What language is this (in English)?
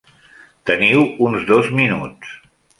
Catalan